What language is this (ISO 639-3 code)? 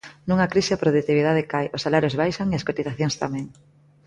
glg